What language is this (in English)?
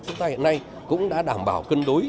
Vietnamese